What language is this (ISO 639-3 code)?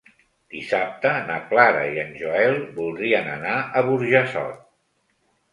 cat